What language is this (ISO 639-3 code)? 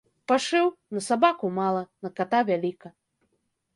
bel